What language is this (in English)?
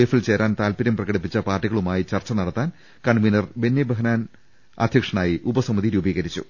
Malayalam